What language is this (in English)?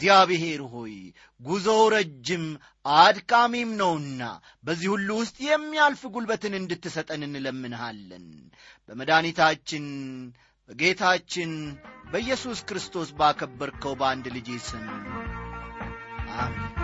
Amharic